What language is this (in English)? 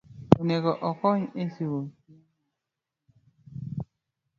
Luo (Kenya and Tanzania)